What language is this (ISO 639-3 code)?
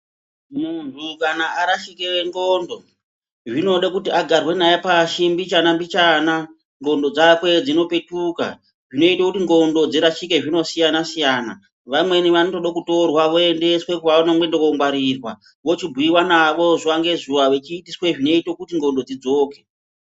ndc